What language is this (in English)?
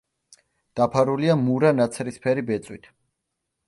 Georgian